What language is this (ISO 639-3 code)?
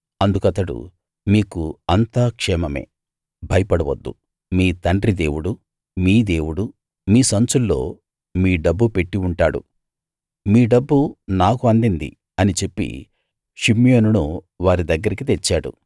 tel